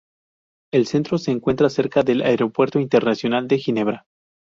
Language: Spanish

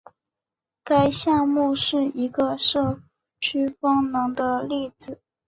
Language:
Chinese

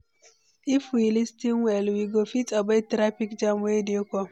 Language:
Nigerian Pidgin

